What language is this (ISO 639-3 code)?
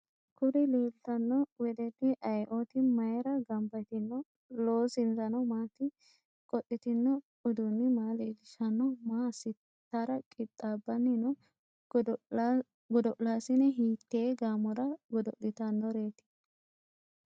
sid